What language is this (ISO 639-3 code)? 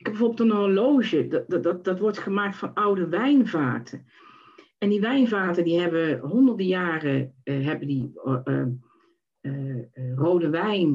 nld